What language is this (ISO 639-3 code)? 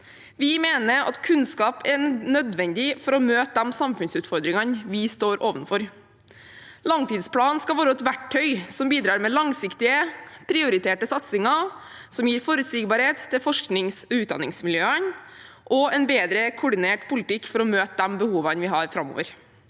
nor